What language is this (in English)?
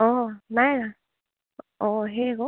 Assamese